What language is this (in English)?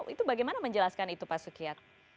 Indonesian